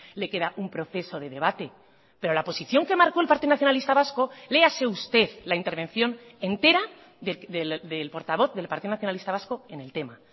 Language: Spanish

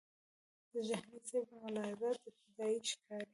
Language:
Pashto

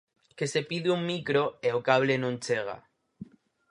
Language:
Galician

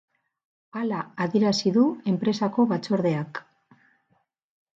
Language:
Basque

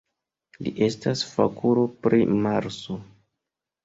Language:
Esperanto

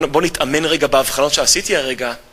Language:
Hebrew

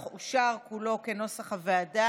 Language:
Hebrew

